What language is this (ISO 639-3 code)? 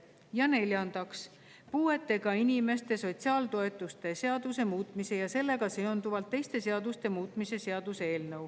est